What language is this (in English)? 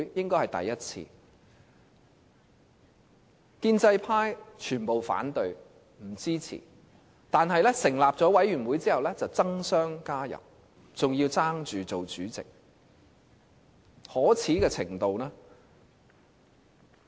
Cantonese